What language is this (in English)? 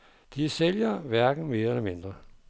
Danish